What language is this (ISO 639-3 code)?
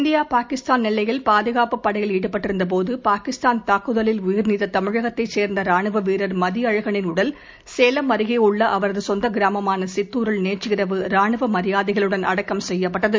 tam